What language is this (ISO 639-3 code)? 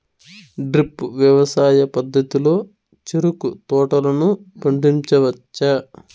tel